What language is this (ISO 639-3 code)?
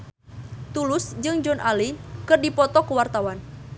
sun